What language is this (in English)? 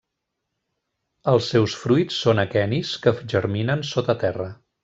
Catalan